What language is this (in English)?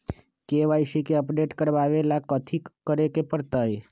Magahi